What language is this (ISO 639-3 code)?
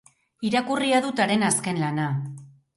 eus